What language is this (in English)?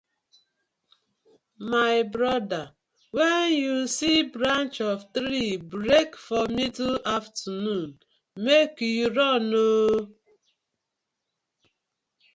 Nigerian Pidgin